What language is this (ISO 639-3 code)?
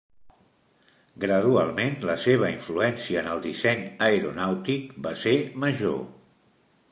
cat